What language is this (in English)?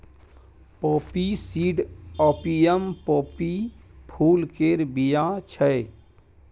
Maithili